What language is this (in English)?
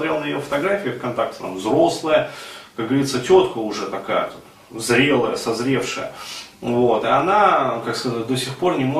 Russian